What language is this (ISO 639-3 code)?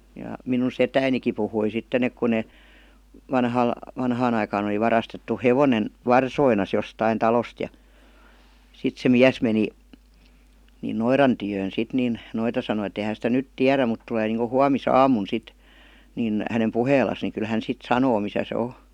fin